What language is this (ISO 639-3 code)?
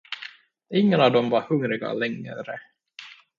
swe